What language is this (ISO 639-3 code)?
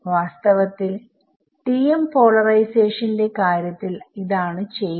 mal